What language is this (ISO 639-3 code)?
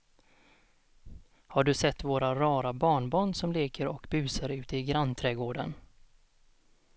swe